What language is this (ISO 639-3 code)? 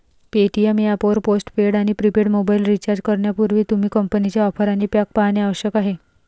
mar